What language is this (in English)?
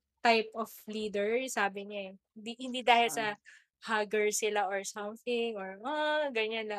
Filipino